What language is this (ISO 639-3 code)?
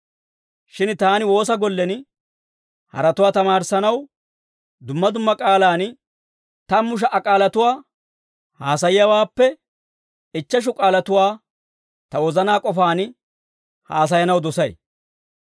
dwr